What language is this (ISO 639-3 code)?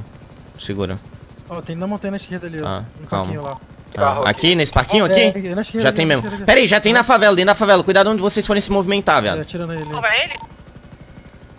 por